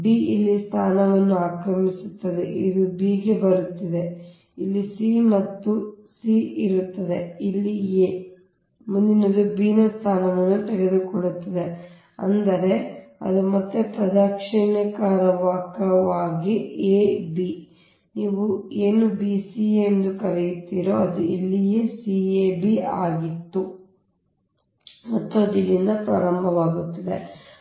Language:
Kannada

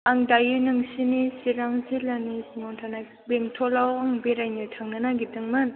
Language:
Bodo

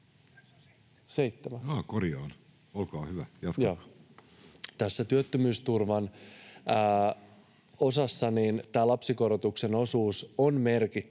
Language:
Finnish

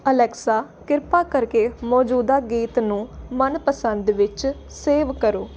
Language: Punjabi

